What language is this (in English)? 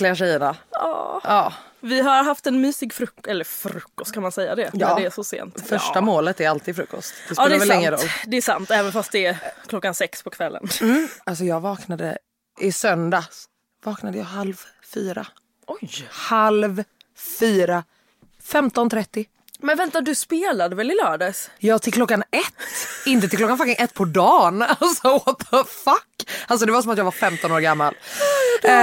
Swedish